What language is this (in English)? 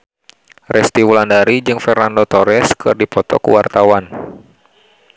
Sundanese